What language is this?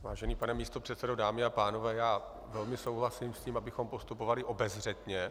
Czech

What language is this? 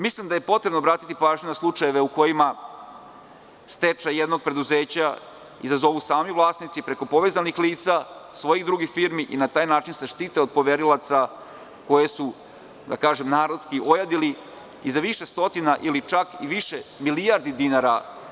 Serbian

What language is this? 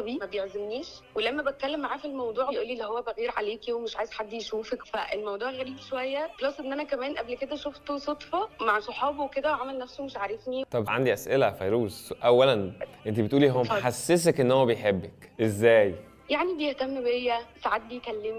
Arabic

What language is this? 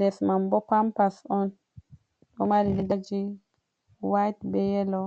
Fula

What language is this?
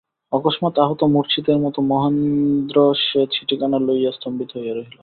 Bangla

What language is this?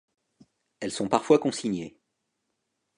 French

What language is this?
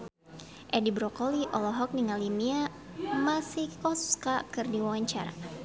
Sundanese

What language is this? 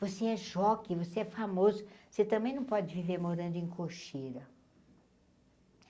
Portuguese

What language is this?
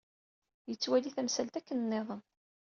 Kabyle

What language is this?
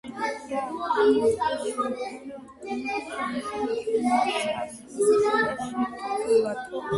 Georgian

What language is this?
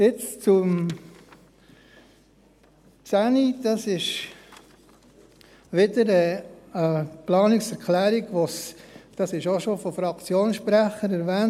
Swiss German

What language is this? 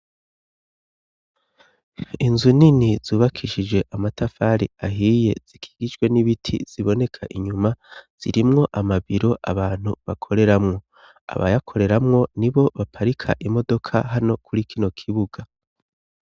Rundi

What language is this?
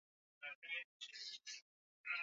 Swahili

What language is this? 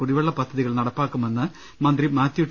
Malayalam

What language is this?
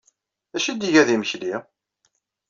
Kabyle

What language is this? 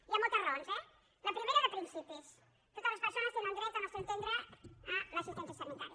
Catalan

